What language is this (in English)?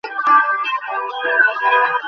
Bangla